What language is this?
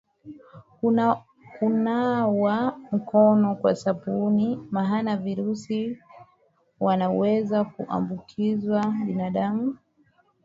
Swahili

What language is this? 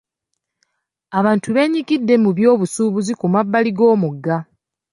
Ganda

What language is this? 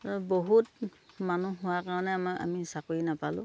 Assamese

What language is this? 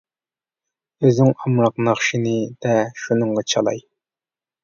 Uyghur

